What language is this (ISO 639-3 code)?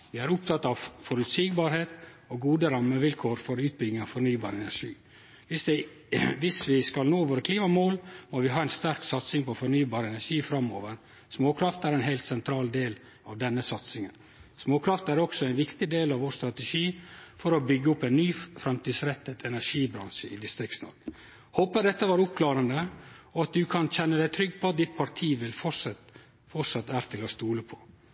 nno